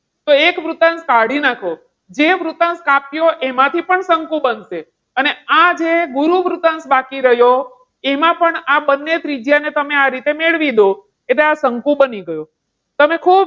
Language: Gujarati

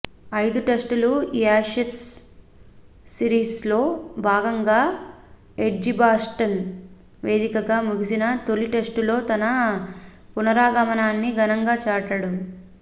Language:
Telugu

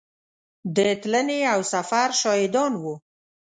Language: Pashto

